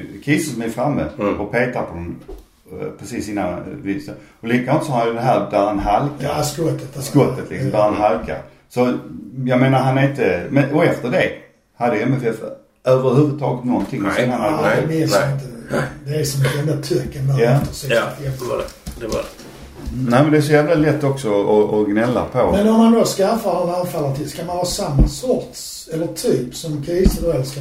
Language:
Swedish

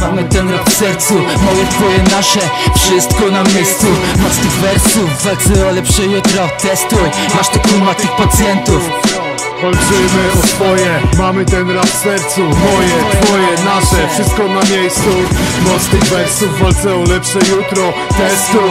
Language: Polish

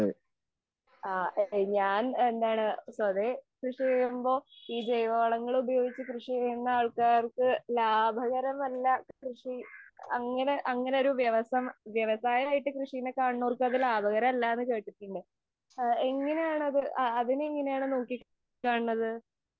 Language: Malayalam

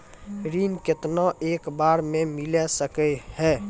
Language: Maithili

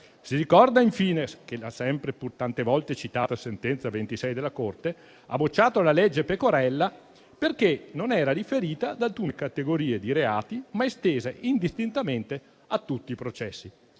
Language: Italian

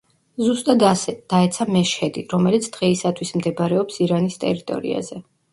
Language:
Georgian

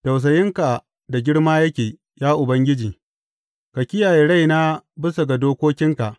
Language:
Hausa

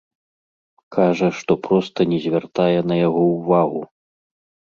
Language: Belarusian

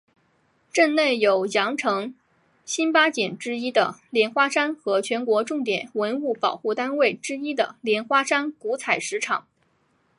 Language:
Chinese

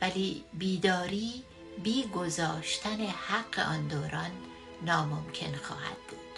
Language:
Persian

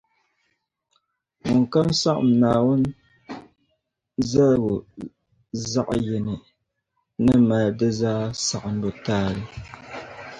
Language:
Dagbani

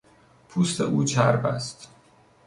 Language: Persian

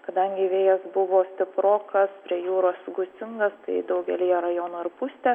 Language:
Lithuanian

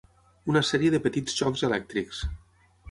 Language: Catalan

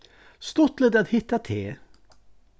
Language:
Faroese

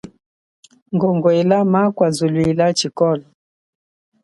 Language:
Chokwe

